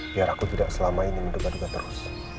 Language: Indonesian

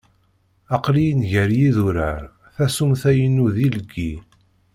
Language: Kabyle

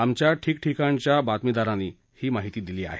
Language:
Marathi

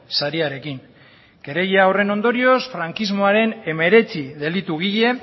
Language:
Basque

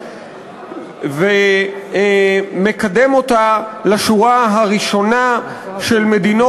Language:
Hebrew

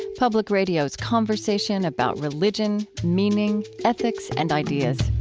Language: English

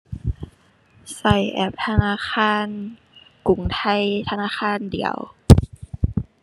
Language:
Thai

